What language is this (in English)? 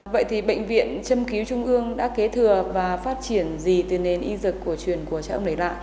Vietnamese